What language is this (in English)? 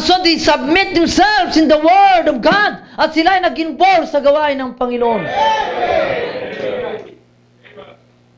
Filipino